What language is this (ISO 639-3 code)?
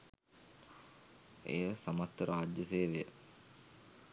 sin